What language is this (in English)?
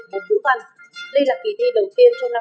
Vietnamese